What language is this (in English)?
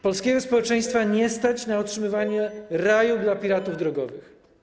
Polish